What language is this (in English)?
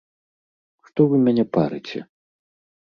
Belarusian